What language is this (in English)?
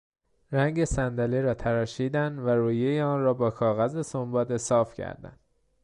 Persian